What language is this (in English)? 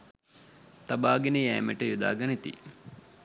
Sinhala